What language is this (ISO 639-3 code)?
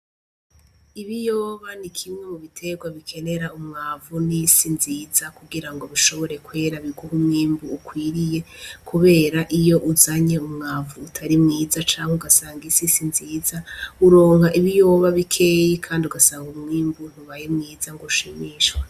run